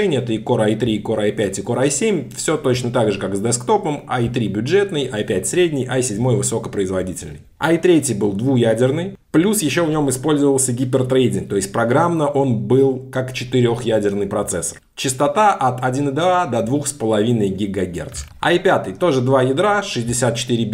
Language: Russian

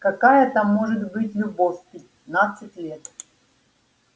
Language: Russian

